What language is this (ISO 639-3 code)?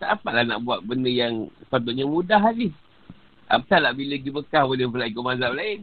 msa